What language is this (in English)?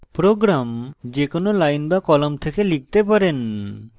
Bangla